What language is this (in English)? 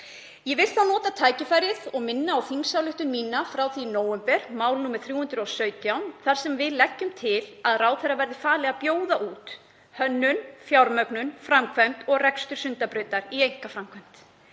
Icelandic